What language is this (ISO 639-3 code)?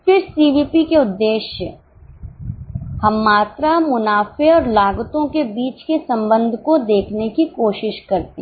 hin